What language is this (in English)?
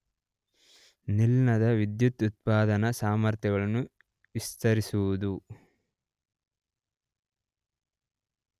Kannada